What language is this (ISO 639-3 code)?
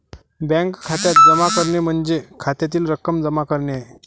mar